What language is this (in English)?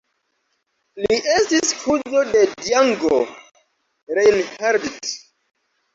Esperanto